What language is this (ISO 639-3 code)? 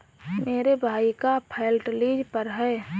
hin